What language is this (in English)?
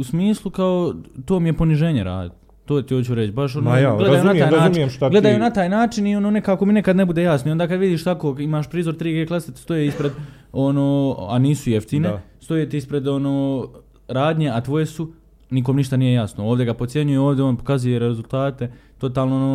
Croatian